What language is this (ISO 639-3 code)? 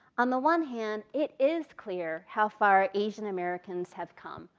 eng